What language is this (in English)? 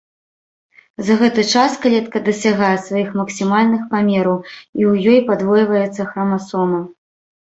Belarusian